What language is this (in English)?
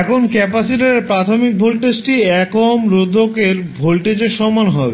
Bangla